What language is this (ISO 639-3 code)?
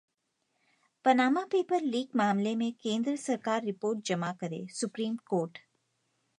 hin